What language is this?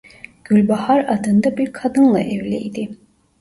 Turkish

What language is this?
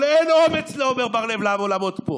Hebrew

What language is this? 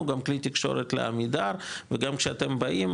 Hebrew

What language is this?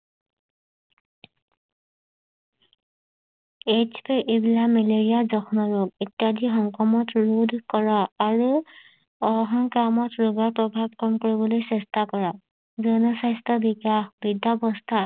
Assamese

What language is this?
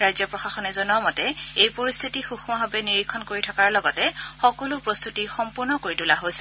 Assamese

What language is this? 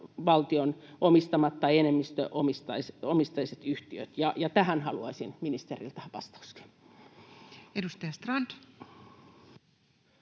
Finnish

